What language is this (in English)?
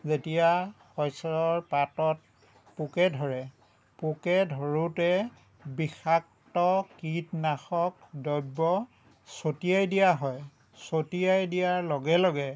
Assamese